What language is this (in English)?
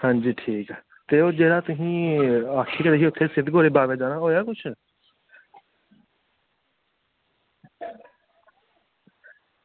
Dogri